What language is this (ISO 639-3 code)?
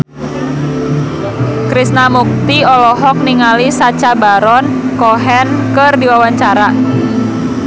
sun